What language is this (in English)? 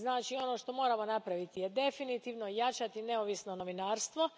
Croatian